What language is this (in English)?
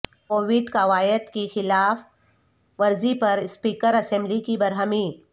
Urdu